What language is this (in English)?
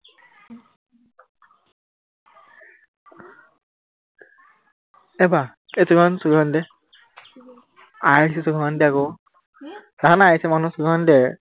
Assamese